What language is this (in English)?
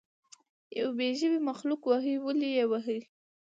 Pashto